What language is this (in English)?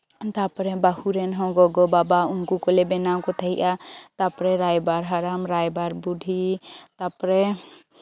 Santali